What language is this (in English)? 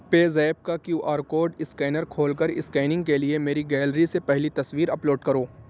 Urdu